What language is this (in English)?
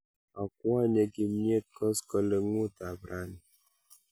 Kalenjin